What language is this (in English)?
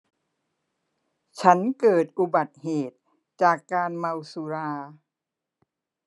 Thai